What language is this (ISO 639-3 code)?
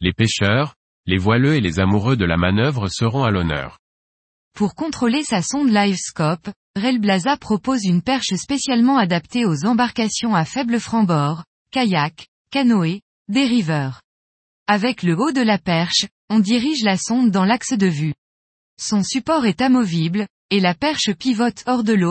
fra